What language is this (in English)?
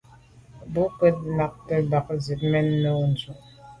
Medumba